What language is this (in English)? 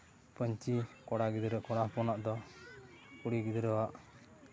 Santali